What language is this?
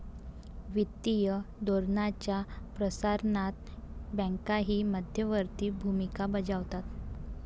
Marathi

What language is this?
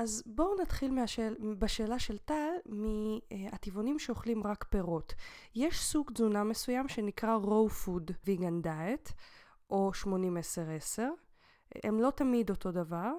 Hebrew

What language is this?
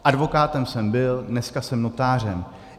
Czech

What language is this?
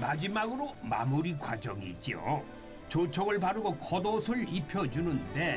Korean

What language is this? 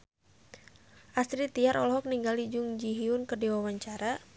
Sundanese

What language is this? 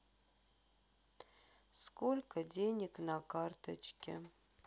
Russian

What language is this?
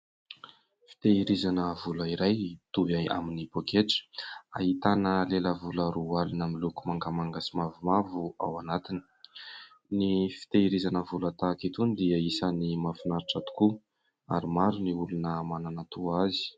Malagasy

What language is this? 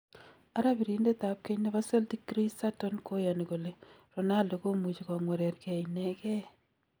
Kalenjin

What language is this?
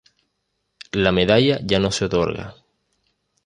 Spanish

